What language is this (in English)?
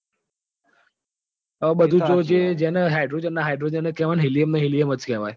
Gujarati